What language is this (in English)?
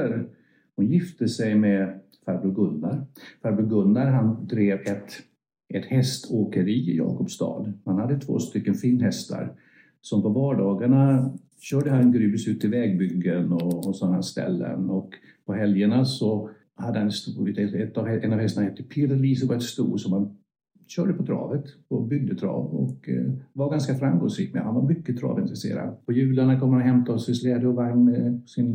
Swedish